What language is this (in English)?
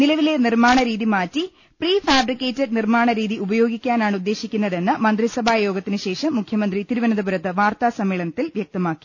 Malayalam